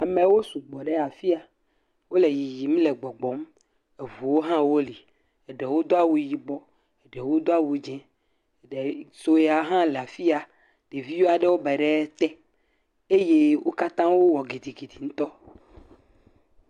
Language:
Ewe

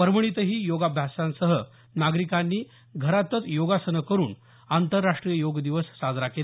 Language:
Marathi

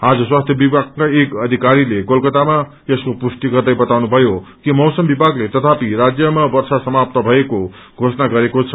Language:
Nepali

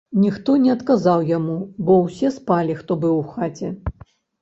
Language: Belarusian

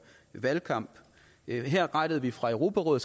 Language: Danish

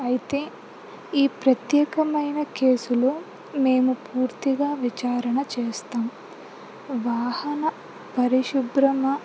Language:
Telugu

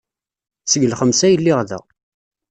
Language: Kabyle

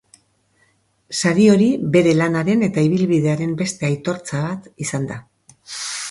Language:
Basque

